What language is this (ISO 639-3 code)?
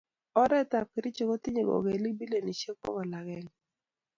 kln